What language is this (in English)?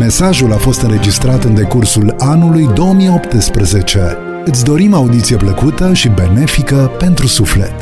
Romanian